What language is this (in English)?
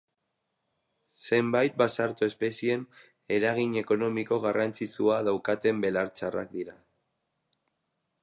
Basque